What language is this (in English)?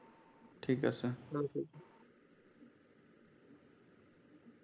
Bangla